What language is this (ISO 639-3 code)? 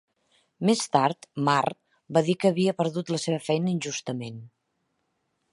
cat